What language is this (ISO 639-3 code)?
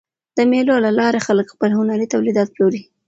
pus